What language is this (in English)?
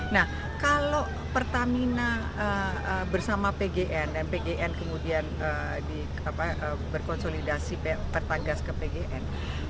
Indonesian